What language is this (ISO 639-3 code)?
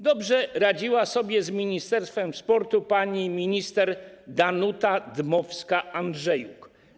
pol